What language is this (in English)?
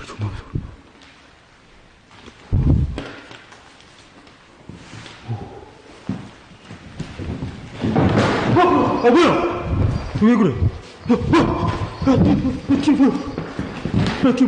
Korean